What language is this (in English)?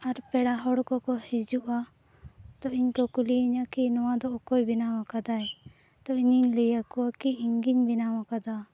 Santali